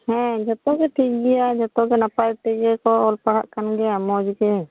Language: Santali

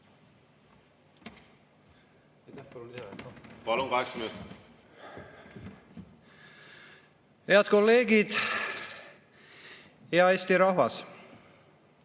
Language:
Estonian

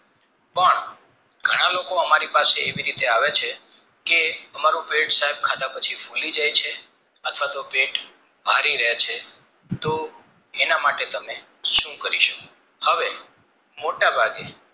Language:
Gujarati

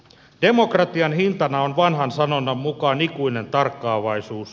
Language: Finnish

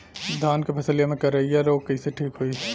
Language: Bhojpuri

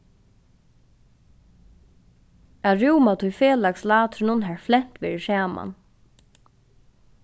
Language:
Faroese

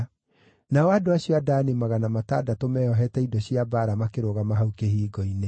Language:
Kikuyu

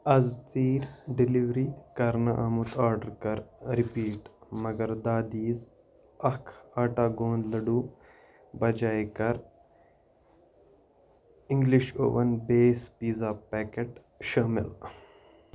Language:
Kashmiri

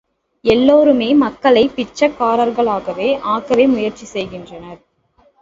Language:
Tamil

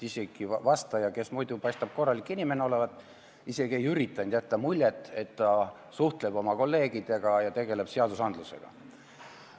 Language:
Estonian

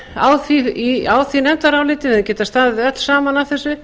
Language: Icelandic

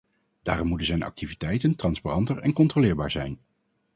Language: Dutch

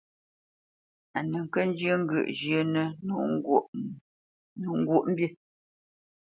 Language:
Bamenyam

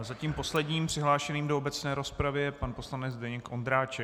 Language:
Czech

